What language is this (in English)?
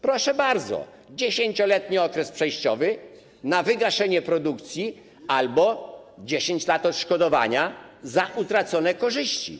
Polish